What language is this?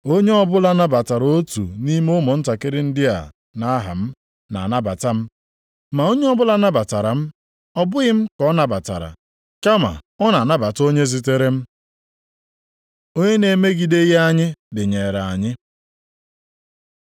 Igbo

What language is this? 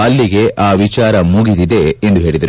Kannada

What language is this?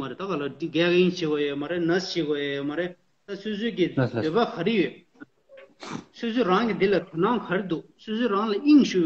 Romanian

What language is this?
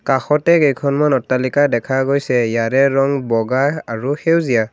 Assamese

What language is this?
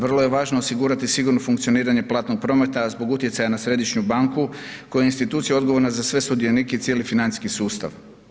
Croatian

